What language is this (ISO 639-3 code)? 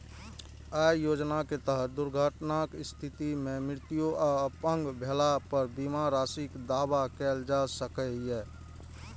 mai